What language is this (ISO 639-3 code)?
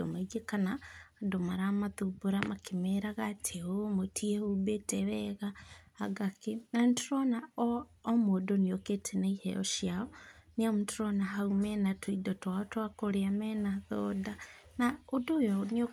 kik